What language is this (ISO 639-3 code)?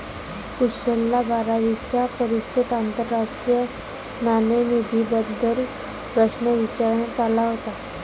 mar